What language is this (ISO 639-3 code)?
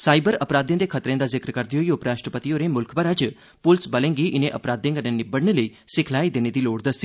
doi